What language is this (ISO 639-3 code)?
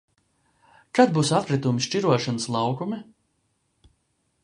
lav